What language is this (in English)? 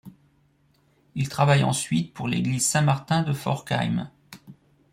French